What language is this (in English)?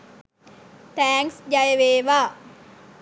Sinhala